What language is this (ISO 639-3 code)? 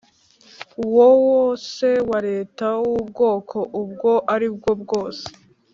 kin